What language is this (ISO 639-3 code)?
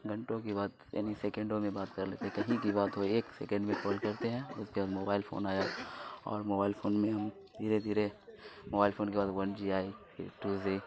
urd